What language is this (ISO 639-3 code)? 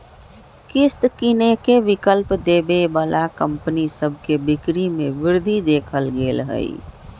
mag